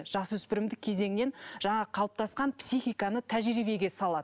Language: Kazakh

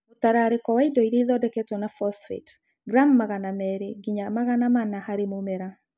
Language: Kikuyu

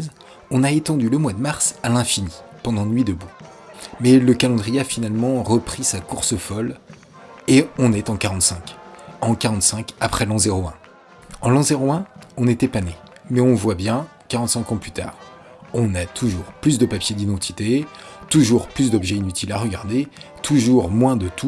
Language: French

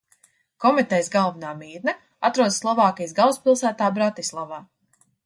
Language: Latvian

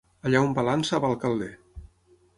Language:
Catalan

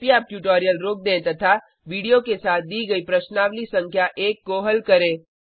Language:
Hindi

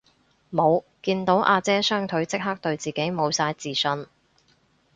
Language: Cantonese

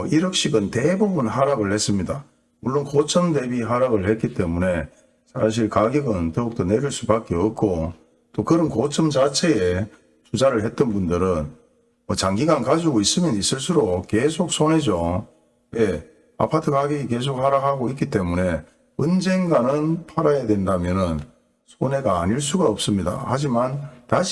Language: Korean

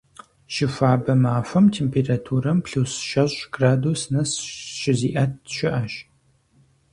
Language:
Kabardian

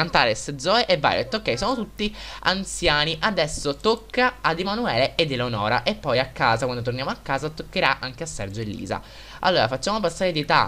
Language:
Italian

